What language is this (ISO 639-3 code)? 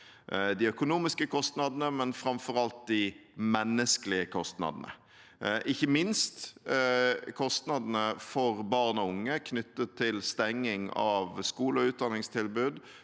nor